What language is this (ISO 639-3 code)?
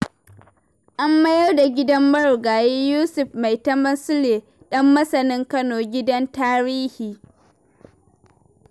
hau